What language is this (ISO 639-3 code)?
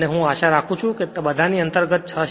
guj